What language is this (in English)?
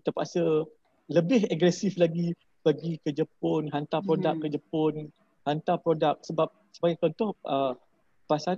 Malay